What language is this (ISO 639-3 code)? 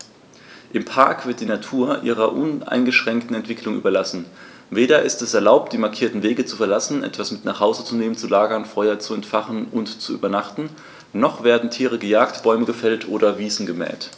deu